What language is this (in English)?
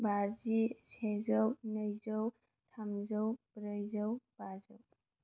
Bodo